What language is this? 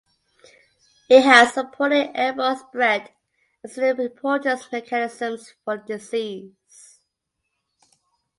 English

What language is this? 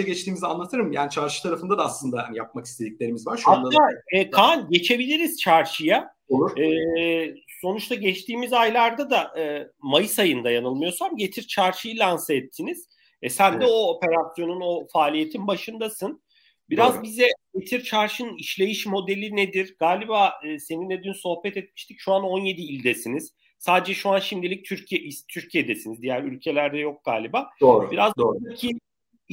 Turkish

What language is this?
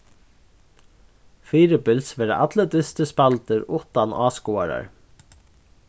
Faroese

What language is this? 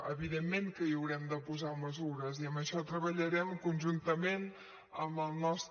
Catalan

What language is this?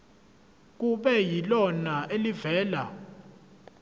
Zulu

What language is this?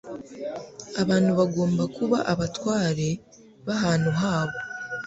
Kinyarwanda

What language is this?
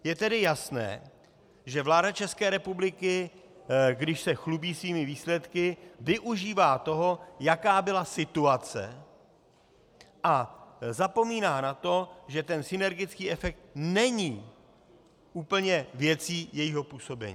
Czech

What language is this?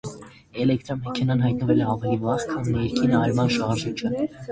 Armenian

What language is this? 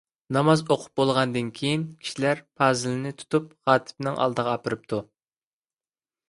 Uyghur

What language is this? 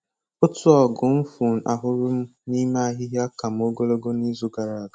Igbo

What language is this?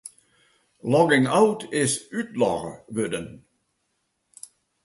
Western Frisian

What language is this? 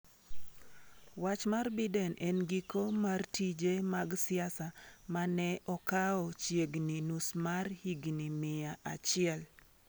Luo (Kenya and Tanzania)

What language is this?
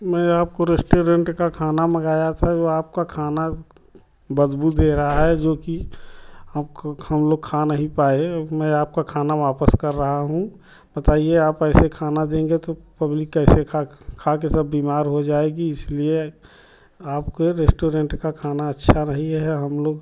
Hindi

